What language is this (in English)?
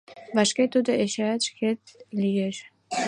Mari